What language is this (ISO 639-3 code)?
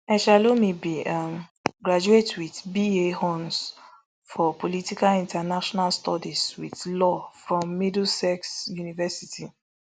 pcm